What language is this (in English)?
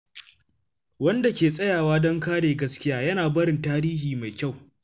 Hausa